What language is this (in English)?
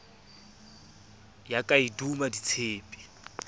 Southern Sotho